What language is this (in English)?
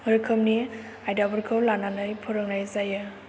Bodo